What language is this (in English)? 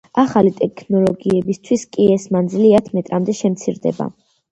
Georgian